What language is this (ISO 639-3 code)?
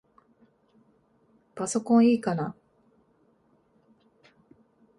jpn